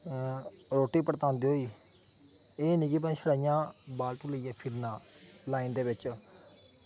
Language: Dogri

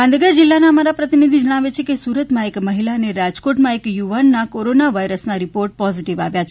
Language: Gujarati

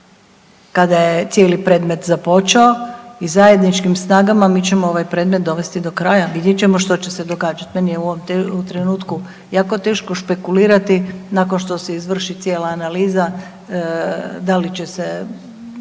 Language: Croatian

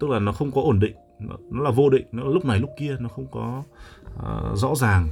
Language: Vietnamese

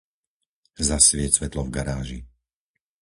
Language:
Slovak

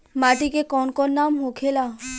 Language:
Bhojpuri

